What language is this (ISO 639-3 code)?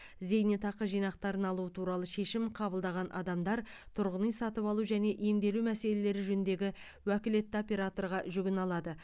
kaz